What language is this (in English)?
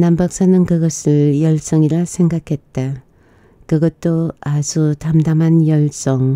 Korean